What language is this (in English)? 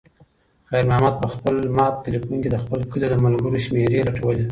Pashto